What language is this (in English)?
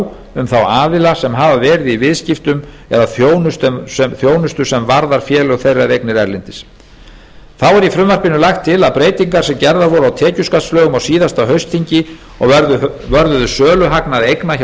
Icelandic